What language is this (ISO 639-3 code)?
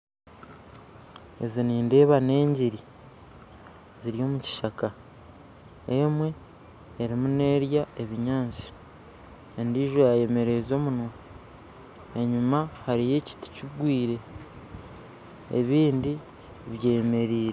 nyn